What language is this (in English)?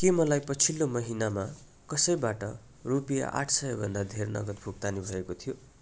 Nepali